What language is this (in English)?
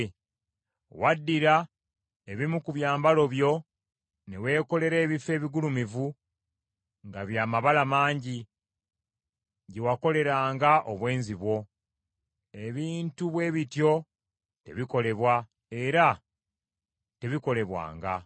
Ganda